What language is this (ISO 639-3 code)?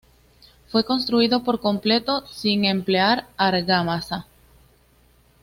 spa